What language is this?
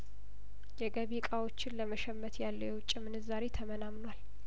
Amharic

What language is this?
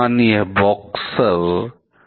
Hindi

